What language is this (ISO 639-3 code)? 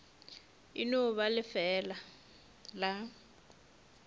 nso